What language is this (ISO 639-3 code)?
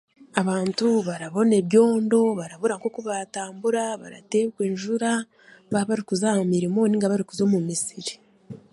cgg